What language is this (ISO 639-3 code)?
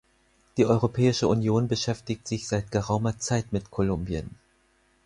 deu